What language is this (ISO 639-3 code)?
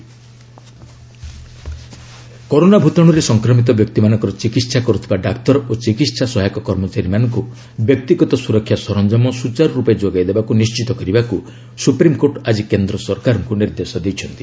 ori